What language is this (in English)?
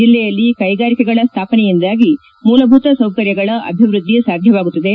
Kannada